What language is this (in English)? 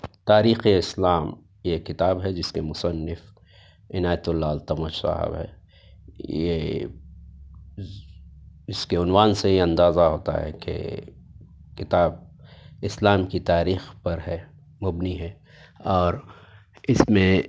Urdu